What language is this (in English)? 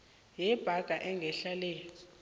South Ndebele